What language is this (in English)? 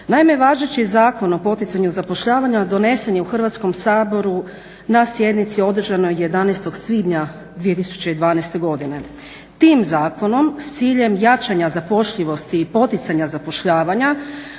Croatian